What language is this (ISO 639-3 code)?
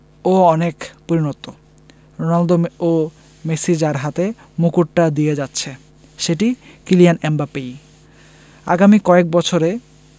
ben